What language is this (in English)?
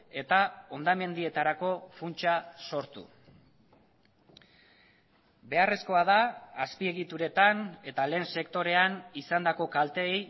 Basque